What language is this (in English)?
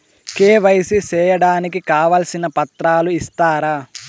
Telugu